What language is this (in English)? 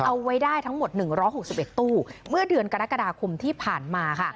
Thai